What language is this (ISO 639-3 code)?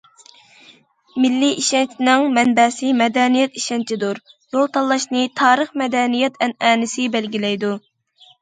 uig